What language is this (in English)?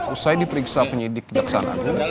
Indonesian